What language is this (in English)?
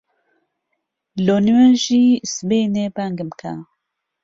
Central Kurdish